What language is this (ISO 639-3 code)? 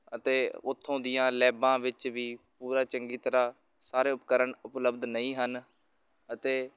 pan